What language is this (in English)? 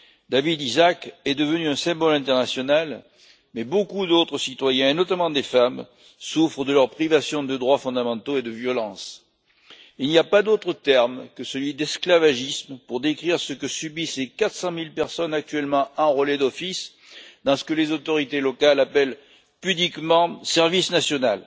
French